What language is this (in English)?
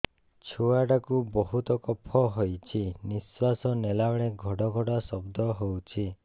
Odia